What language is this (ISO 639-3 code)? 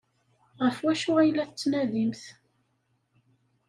kab